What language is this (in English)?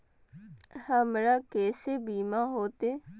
Maithili